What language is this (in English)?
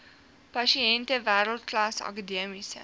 Afrikaans